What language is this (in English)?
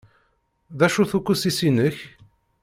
Kabyle